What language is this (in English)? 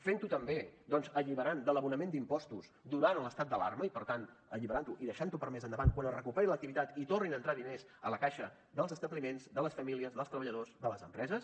Catalan